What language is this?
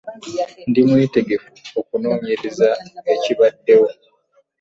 Ganda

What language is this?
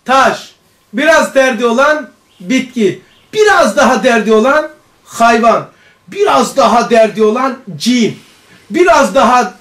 Turkish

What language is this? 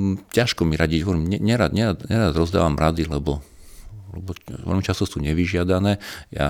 Slovak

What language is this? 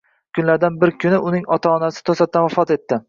Uzbek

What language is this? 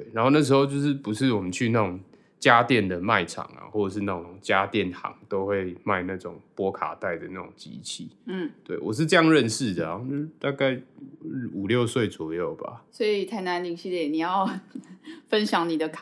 Chinese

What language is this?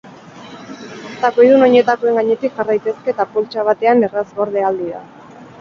Basque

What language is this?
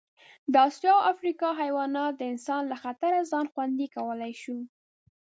Pashto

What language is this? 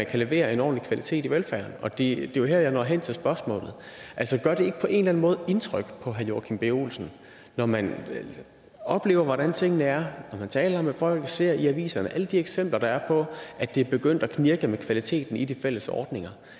Danish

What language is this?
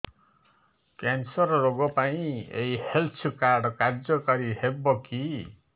Odia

